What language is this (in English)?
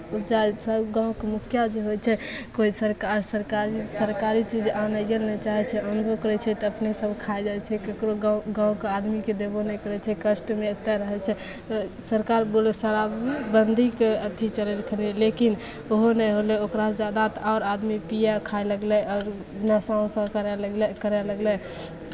Maithili